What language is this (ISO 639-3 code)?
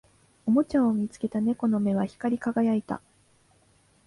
jpn